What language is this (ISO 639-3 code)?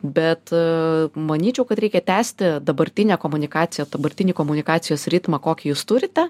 lit